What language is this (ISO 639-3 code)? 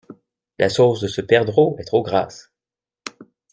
fra